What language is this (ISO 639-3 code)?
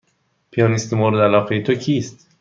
fas